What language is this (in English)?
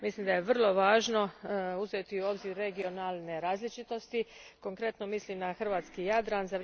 Croatian